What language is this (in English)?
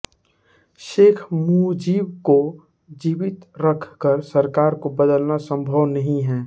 Hindi